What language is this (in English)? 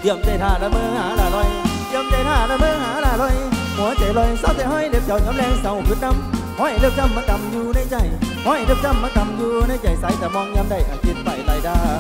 Thai